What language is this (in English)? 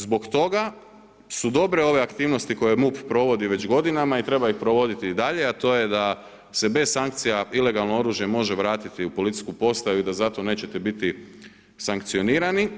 Croatian